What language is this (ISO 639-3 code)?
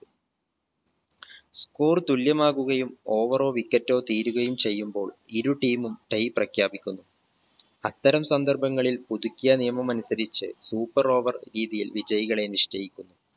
mal